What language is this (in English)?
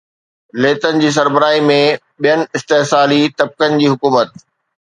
Sindhi